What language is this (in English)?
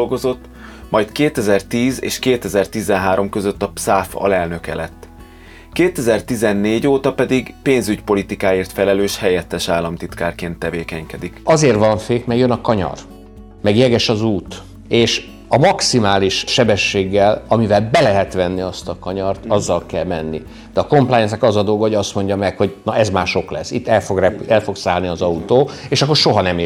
Hungarian